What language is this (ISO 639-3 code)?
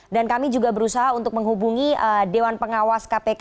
ind